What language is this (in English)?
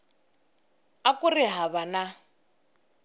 Tsonga